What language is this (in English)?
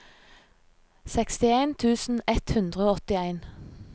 Norwegian